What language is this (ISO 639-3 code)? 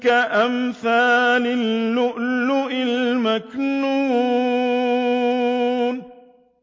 ara